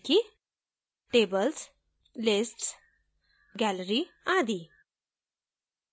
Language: Hindi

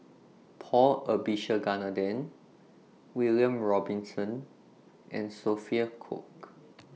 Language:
English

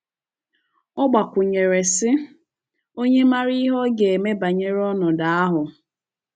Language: Igbo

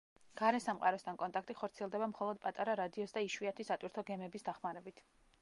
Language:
Georgian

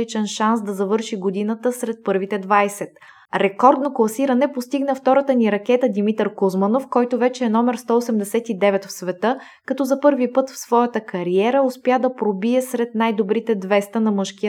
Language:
Bulgarian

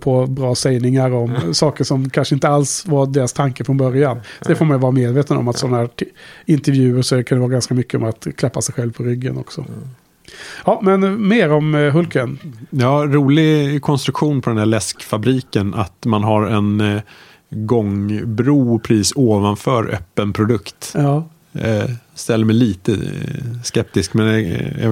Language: Swedish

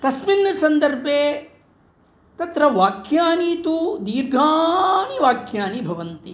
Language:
Sanskrit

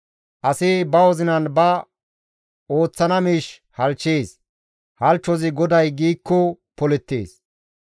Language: Gamo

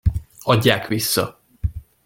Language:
Hungarian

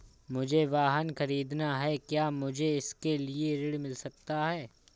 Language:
Hindi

